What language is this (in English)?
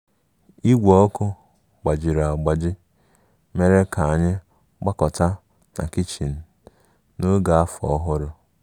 Igbo